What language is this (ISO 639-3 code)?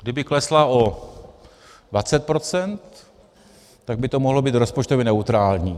ces